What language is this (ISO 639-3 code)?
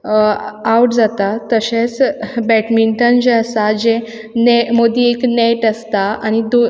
kok